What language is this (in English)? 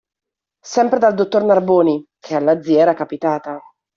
Italian